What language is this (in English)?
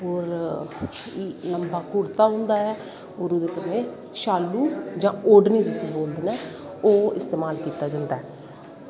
Dogri